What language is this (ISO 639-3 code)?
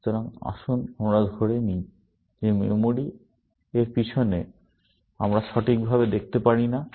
ben